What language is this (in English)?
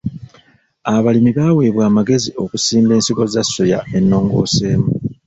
Ganda